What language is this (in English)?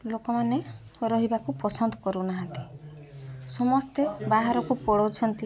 Odia